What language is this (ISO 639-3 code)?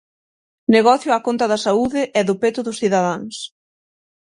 glg